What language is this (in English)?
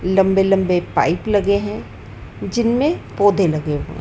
Hindi